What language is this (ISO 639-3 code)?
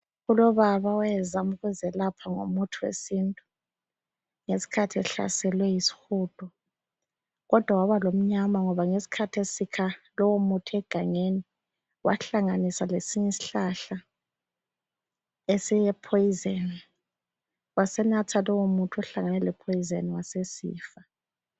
nde